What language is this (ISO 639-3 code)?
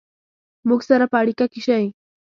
pus